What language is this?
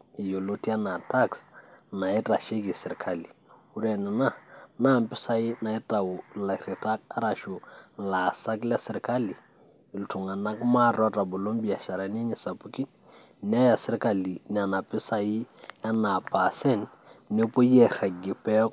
Masai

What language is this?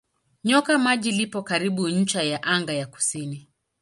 Swahili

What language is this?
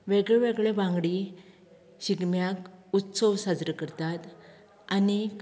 Konkani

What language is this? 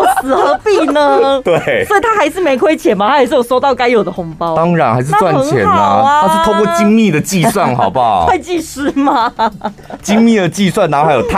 Chinese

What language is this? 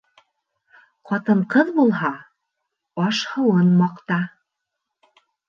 Bashkir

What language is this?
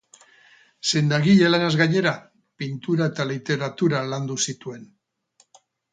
Basque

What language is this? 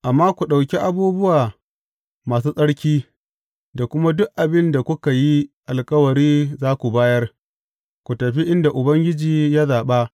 Hausa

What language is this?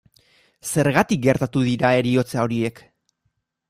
Basque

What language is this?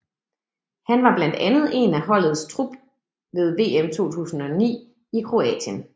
Danish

